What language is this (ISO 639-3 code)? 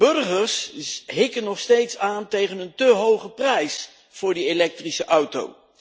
nld